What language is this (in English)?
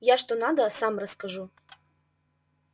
Russian